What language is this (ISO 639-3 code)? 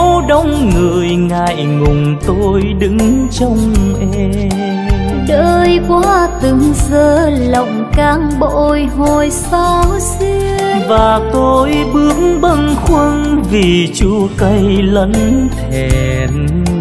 vie